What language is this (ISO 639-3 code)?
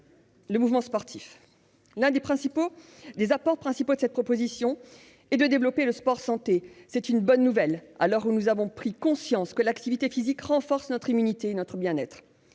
fra